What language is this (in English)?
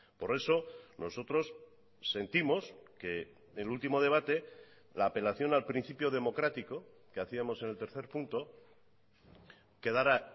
Spanish